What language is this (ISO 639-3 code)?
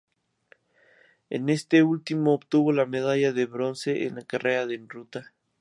spa